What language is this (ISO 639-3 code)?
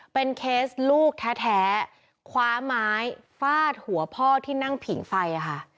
tha